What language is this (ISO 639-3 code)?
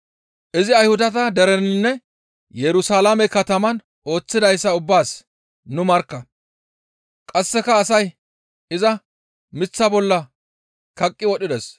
gmv